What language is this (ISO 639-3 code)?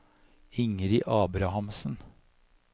nor